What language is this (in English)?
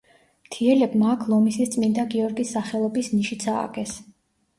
Georgian